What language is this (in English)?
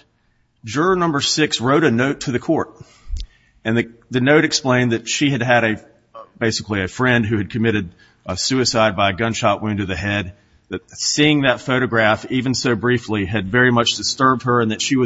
English